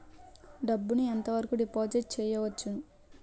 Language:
Telugu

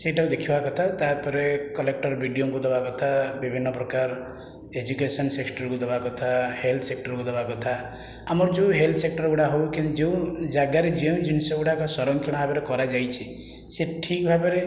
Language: Odia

